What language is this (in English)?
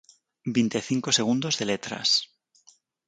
Galician